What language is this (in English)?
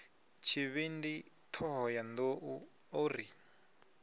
Venda